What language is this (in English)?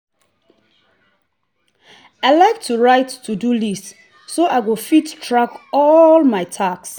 Nigerian Pidgin